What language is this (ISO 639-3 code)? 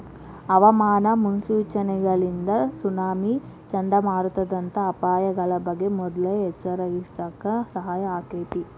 kan